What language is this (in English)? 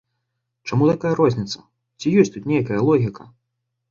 Belarusian